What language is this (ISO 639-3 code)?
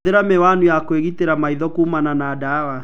kik